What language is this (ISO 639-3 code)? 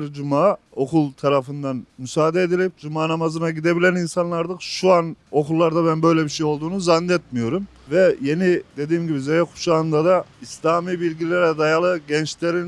tur